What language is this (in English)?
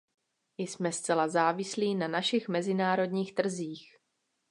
Czech